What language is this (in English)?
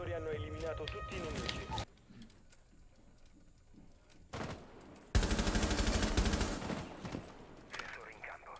Italian